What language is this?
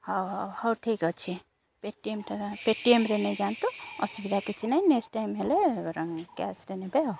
Odia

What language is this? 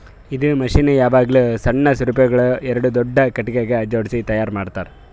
Kannada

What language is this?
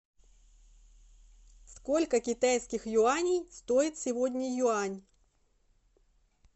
Russian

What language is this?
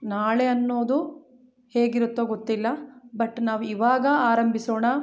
Kannada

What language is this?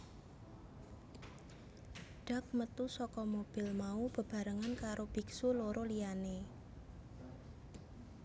Javanese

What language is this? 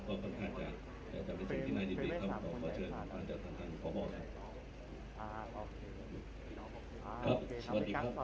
Thai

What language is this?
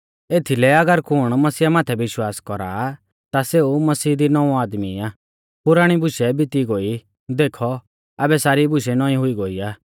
Mahasu Pahari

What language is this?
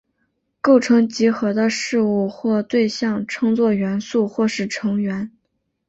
Chinese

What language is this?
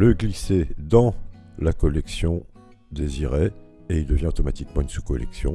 French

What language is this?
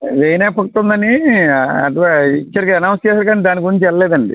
Telugu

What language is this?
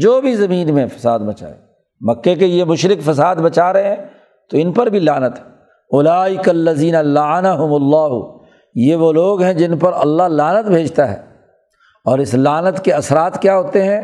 Urdu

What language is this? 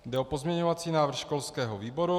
Czech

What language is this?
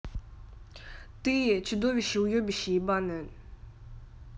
Russian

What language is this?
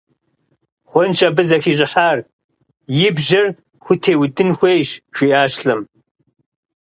Kabardian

